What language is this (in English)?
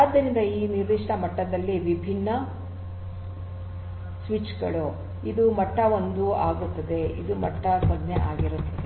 Kannada